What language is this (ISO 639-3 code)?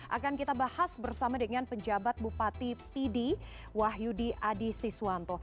ind